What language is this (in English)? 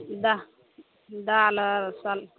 Maithili